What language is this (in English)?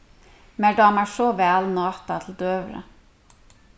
Faroese